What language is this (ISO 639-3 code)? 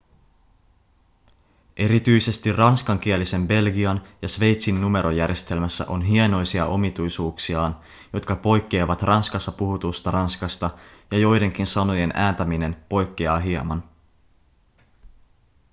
fin